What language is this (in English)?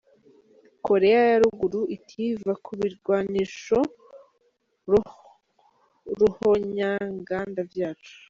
Kinyarwanda